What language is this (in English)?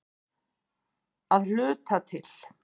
Icelandic